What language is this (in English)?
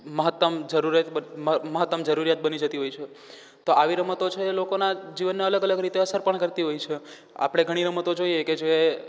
Gujarati